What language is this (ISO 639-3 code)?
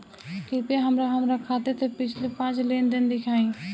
bho